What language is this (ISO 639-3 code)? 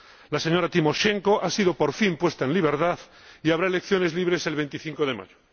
spa